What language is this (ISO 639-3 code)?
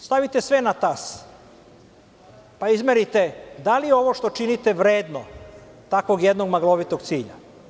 srp